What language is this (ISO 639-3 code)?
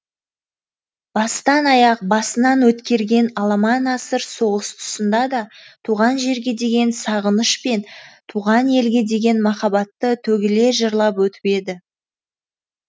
kaz